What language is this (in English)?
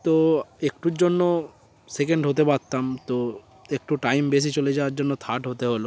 Bangla